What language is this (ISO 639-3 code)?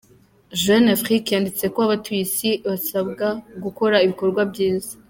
kin